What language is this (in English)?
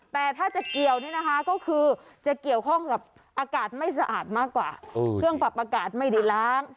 Thai